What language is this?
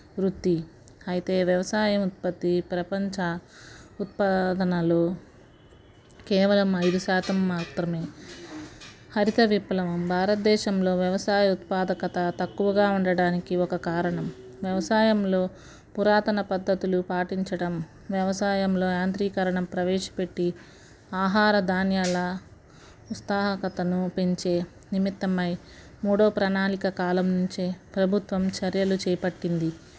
Telugu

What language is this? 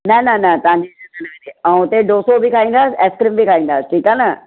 Sindhi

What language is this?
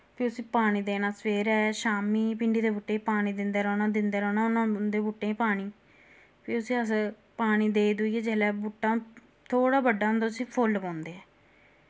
Dogri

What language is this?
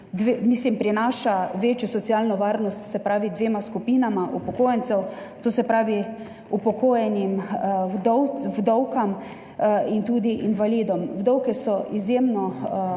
Slovenian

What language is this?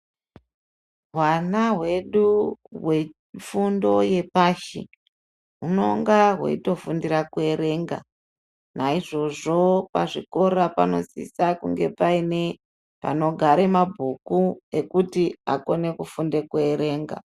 Ndau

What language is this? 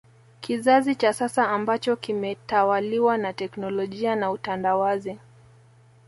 Swahili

